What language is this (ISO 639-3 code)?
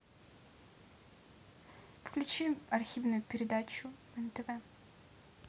rus